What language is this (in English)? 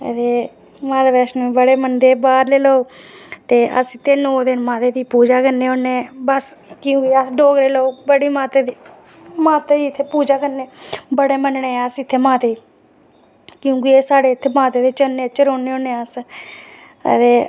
Dogri